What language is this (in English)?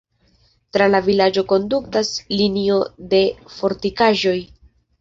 Esperanto